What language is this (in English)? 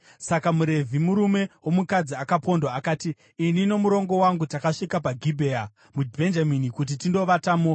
Shona